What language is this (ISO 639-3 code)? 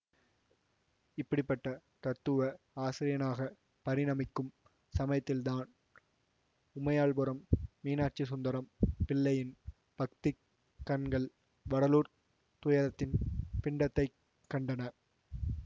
tam